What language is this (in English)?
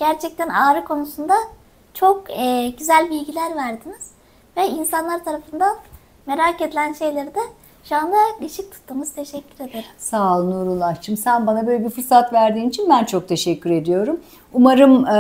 Turkish